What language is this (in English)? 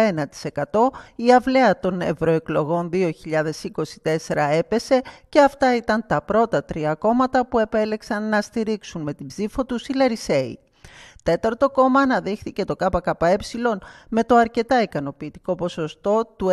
Greek